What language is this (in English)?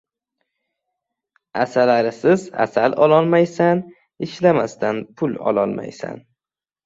Uzbek